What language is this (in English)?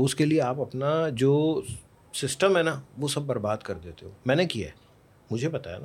Urdu